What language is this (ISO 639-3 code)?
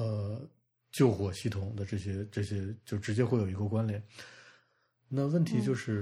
zho